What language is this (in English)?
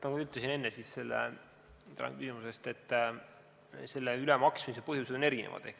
Estonian